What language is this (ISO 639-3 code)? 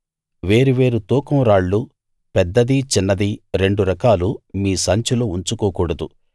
tel